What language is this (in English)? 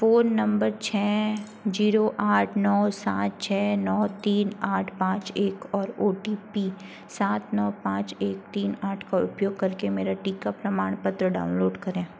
Hindi